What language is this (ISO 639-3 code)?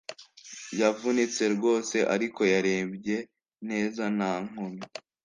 kin